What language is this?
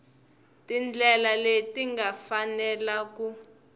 Tsonga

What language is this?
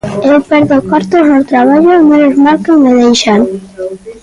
Galician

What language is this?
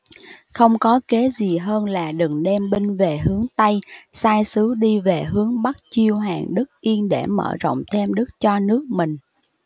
Vietnamese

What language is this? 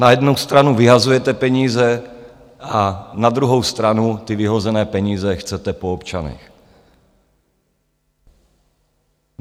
Czech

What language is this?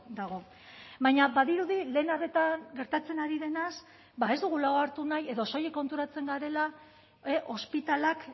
Basque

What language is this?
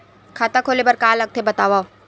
Chhattisgarhi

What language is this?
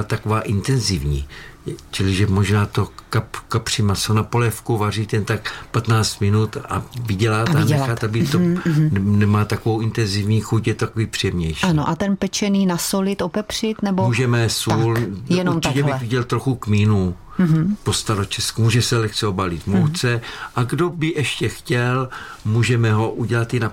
Czech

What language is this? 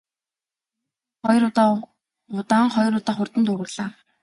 Mongolian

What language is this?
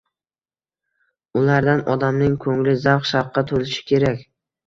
Uzbek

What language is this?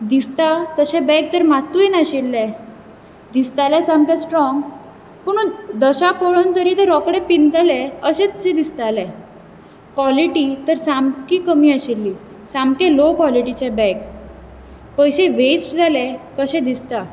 Konkani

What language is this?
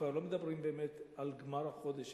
Hebrew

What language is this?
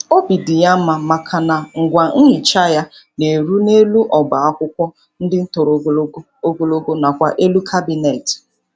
Igbo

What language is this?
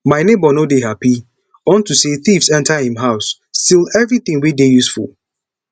Nigerian Pidgin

